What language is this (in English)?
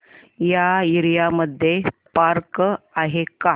Marathi